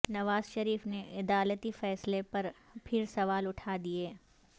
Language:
Urdu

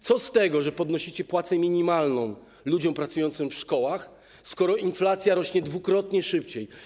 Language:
Polish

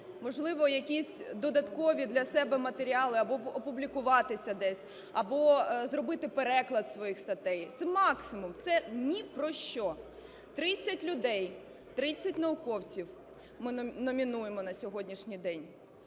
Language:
Ukrainian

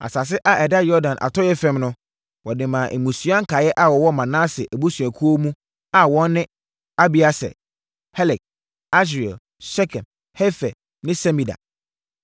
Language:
Akan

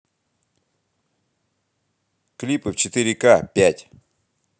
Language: Russian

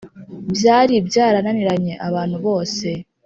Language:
Kinyarwanda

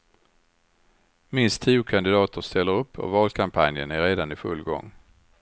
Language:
Swedish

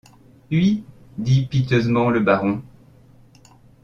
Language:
French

